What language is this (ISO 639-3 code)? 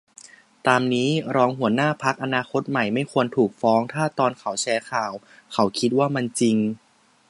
tha